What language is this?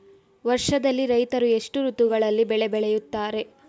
Kannada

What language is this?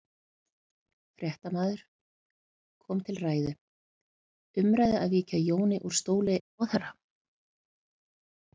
Icelandic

